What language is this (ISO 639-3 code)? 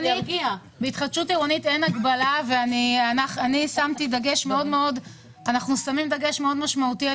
heb